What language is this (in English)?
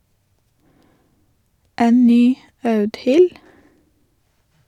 Norwegian